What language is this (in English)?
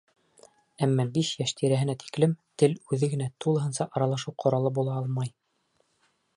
Bashkir